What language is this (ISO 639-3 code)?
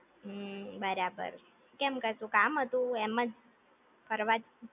guj